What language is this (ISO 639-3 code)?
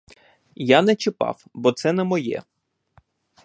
ukr